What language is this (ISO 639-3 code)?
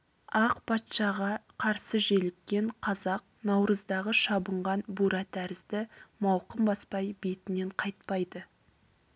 kaz